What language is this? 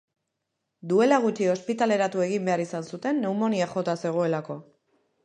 Basque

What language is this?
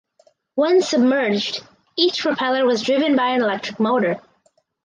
English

